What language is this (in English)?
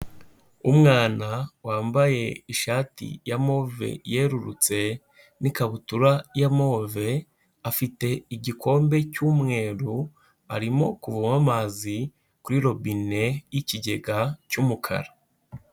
Kinyarwanda